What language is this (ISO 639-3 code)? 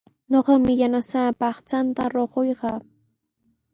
qws